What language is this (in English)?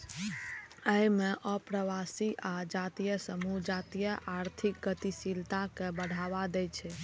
Maithili